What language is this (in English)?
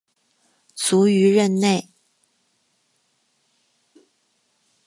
Chinese